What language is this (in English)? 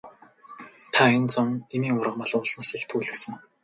Mongolian